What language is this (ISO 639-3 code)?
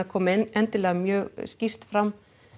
isl